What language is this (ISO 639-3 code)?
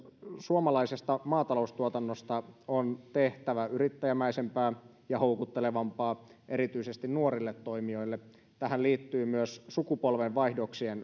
fin